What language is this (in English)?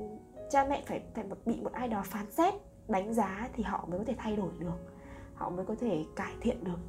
Vietnamese